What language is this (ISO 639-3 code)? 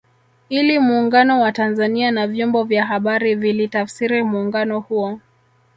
swa